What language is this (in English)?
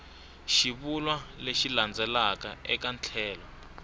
Tsonga